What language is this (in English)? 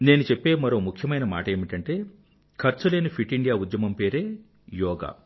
Telugu